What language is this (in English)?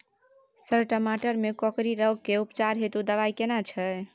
Maithili